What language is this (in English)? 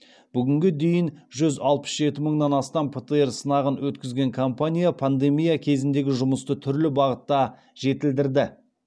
Kazakh